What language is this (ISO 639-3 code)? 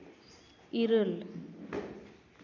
sat